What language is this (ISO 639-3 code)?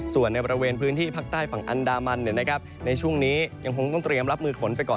tha